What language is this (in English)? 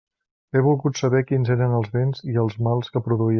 Catalan